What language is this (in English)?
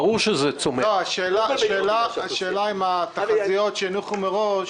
Hebrew